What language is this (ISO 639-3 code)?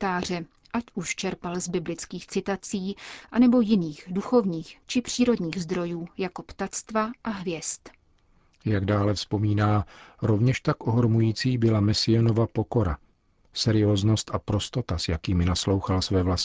ces